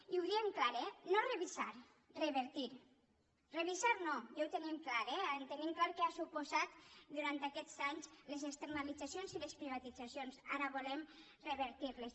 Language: Catalan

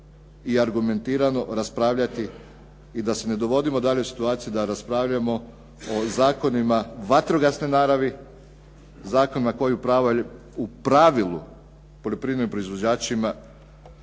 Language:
Croatian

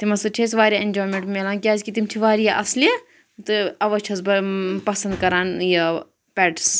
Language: Kashmiri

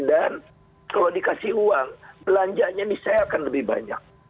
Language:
Indonesian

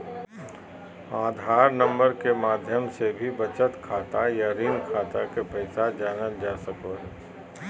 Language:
Magahi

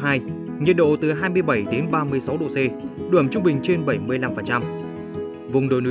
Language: Vietnamese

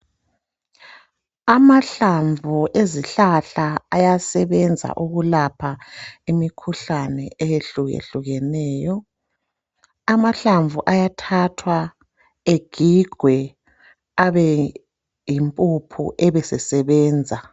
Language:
North Ndebele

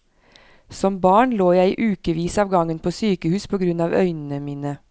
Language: Norwegian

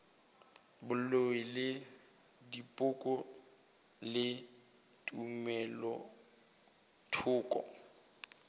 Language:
Northern Sotho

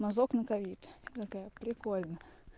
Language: Russian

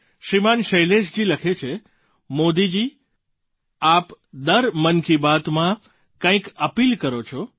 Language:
Gujarati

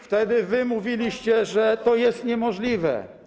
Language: Polish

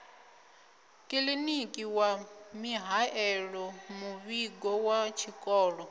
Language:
Venda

